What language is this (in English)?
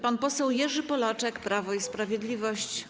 Polish